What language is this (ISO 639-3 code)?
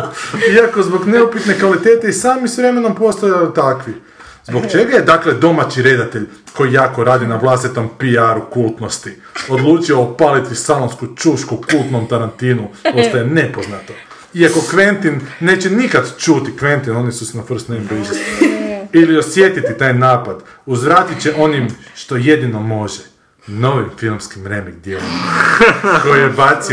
hrv